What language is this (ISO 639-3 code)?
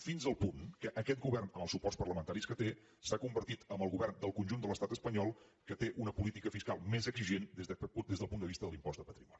cat